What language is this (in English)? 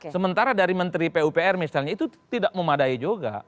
Indonesian